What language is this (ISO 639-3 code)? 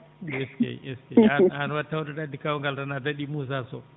ful